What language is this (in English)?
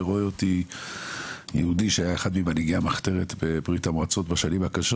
Hebrew